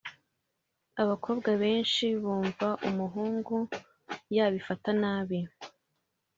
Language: Kinyarwanda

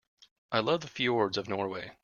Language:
English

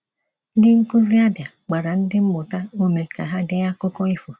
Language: Igbo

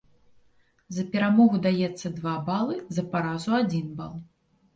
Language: Belarusian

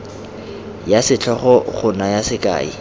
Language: Tswana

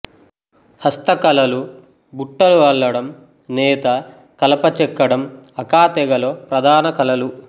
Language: Telugu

